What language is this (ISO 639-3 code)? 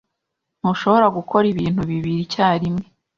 kin